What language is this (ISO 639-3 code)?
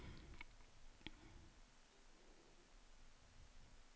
nor